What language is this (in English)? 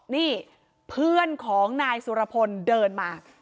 Thai